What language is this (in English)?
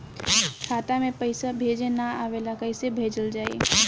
Bhojpuri